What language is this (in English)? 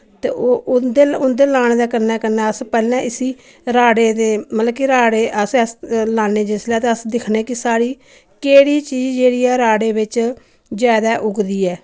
Dogri